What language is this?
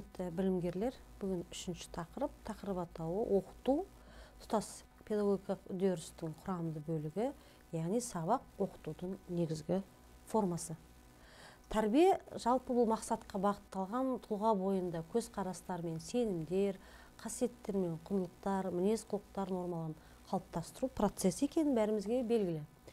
Turkish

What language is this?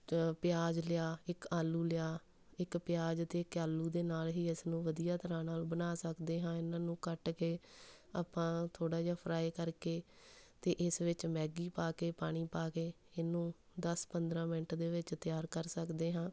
Punjabi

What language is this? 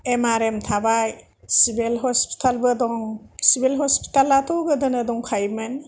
Bodo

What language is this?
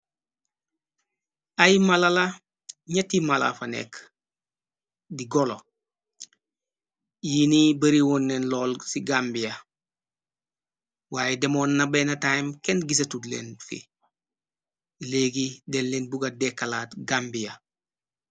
Wolof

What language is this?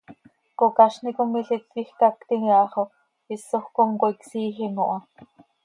Seri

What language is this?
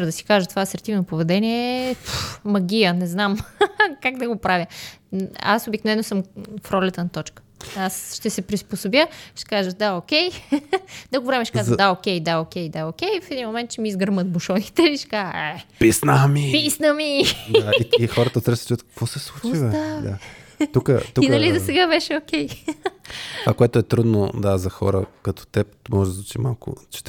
Bulgarian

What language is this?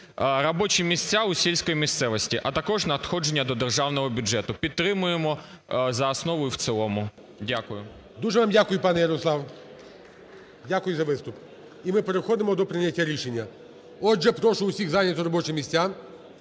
Ukrainian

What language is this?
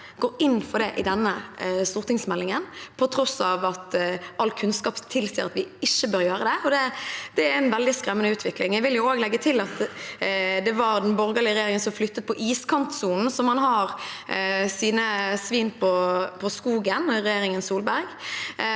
Norwegian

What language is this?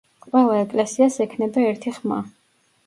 Georgian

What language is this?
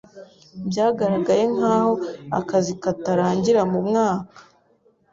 Kinyarwanda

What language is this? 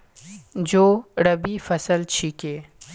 Magahi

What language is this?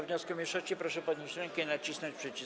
Polish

